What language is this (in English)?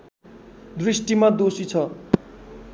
Nepali